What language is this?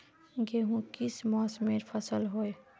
Magahi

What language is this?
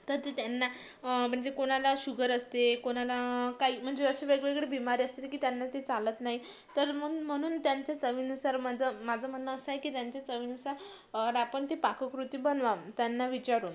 Marathi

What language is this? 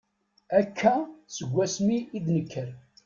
Kabyle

